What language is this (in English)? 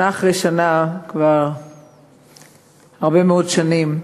Hebrew